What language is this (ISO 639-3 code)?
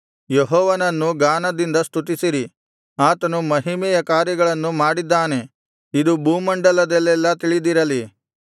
kan